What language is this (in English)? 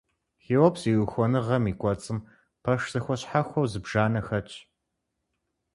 Kabardian